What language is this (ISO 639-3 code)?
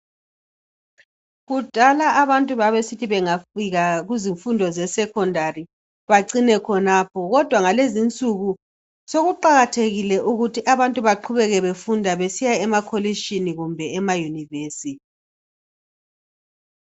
nde